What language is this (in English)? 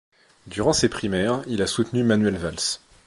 French